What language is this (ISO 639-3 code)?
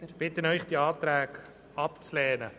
gsw